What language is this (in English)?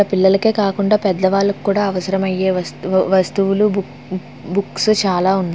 Telugu